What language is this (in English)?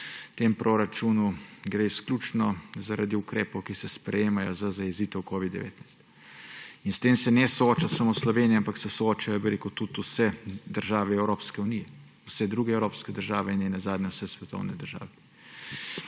Slovenian